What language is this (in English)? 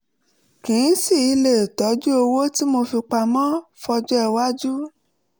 Yoruba